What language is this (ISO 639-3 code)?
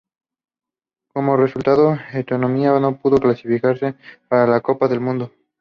spa